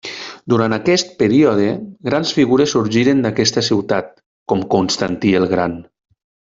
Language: Catalan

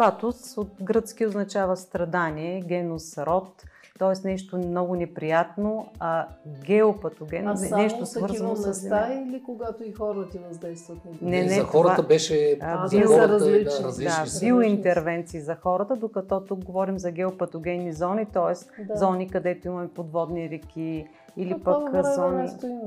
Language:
Bulgarian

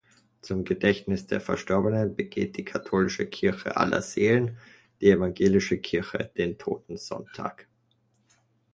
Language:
German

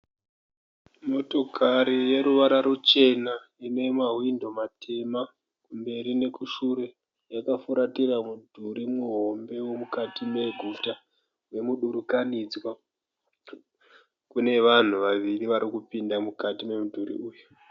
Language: Shona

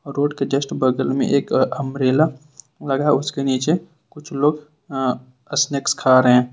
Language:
Hindi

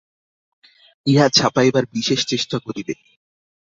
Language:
Bangla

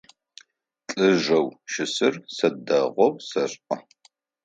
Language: Adyghe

